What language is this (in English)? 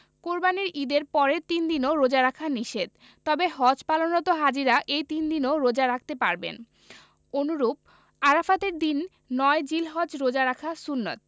Bangla